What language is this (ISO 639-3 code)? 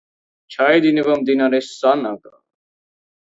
kat